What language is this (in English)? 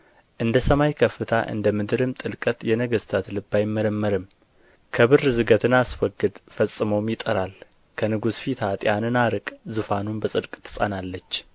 Amharic